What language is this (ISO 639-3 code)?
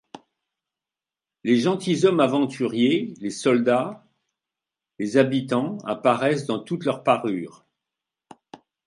fra